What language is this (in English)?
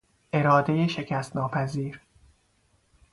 Persian